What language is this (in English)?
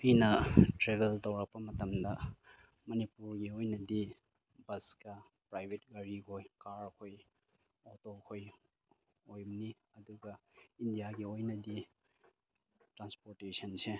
Manipuri